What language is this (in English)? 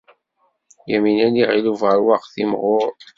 Kabyle